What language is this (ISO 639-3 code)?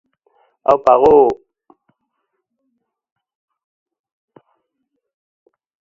eus